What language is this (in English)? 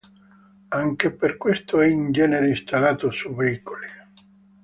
Italian